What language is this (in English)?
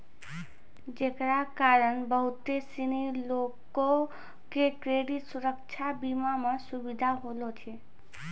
Maithili